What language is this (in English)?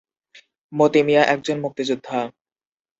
Bangla